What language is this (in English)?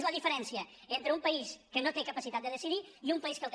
Catalan